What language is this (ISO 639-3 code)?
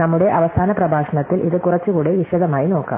mal